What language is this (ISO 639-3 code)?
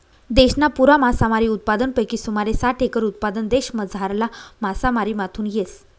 mar